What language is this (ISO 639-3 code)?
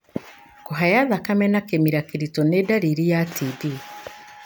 kik